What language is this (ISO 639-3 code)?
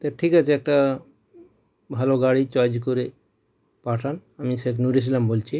ben